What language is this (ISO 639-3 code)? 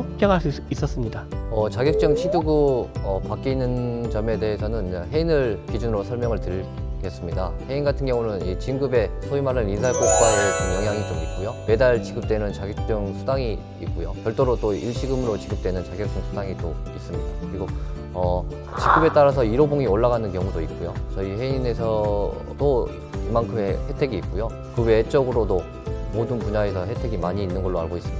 kor